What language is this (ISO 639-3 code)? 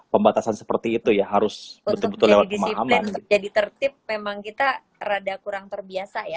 ind